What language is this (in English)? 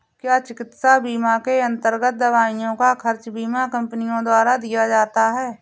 Hindi